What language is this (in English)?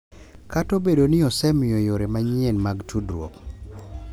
Luo (Kenya and Tanzania)